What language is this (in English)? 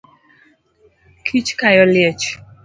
Luo (Kenya and Tanzania)